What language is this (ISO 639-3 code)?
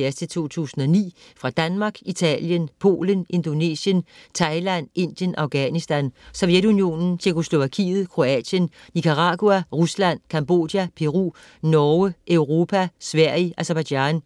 dan